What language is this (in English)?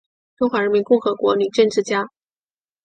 Chinese